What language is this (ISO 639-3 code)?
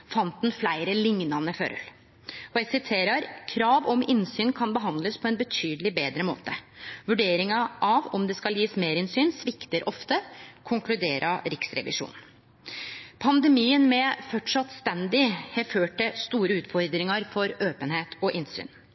nno